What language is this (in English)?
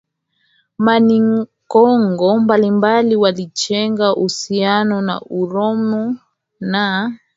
Swahili